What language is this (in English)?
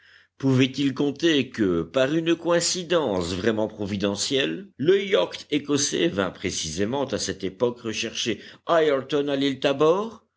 French